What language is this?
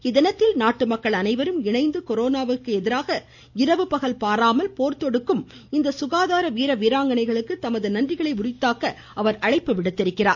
Tamil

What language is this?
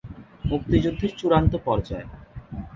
Bangla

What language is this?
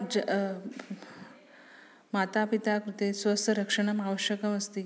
Sanskrit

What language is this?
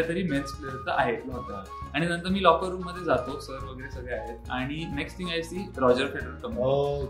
Marathi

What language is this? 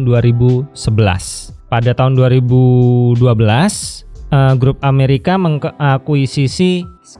Indonesian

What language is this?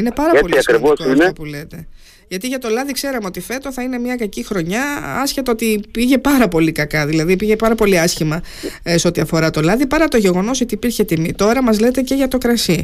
Greek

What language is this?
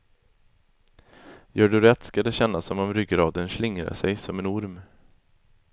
Swedish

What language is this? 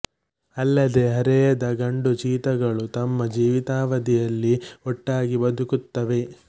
Kannada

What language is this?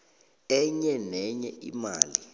South Ndebele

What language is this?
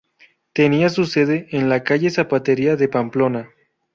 Spanish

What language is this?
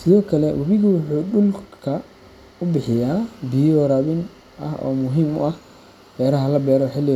Somali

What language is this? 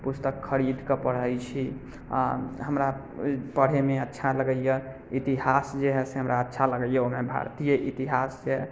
Maithili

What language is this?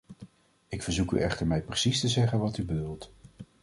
Dutch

